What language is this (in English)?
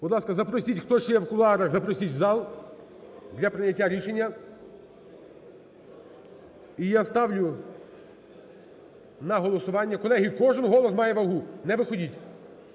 Ukrainian